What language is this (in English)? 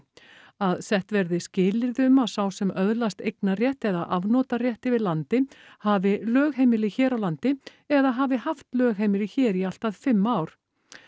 Icelandic